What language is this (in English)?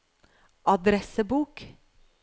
Norwegian